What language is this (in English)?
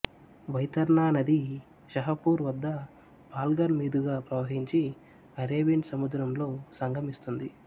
Telugu